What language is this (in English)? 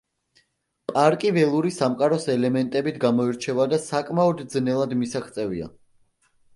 Georgian